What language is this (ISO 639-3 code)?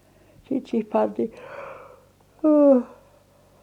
fin